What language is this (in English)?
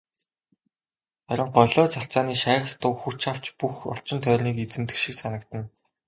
Mongolian